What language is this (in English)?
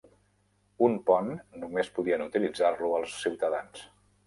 Catalan